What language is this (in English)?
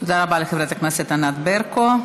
Hebrew